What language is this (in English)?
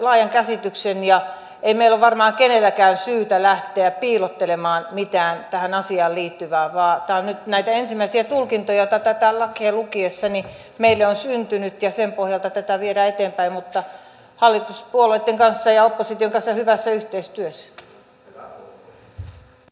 Finnish